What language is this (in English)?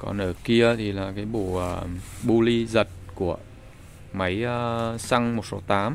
Vietnamese